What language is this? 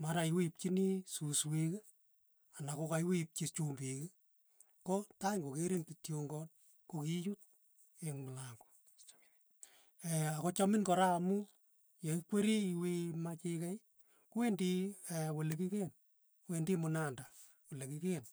Tugen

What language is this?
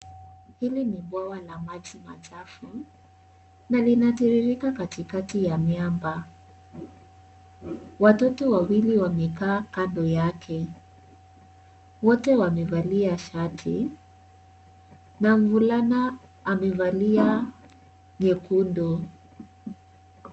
Swahili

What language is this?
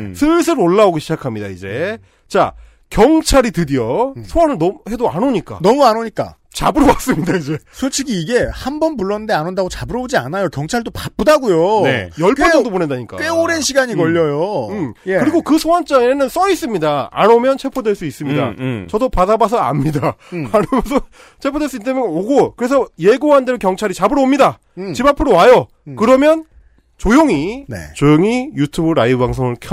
Korean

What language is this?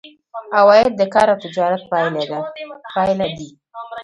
Pashto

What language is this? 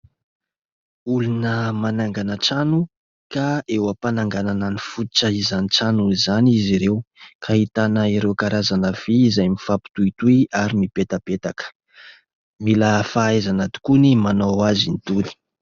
Malagasy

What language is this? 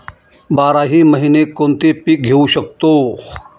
Marathi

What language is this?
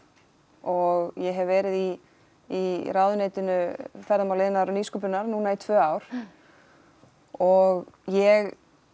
Icelandic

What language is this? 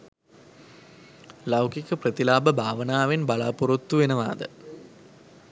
Sinhala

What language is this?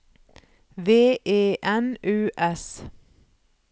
Norwegian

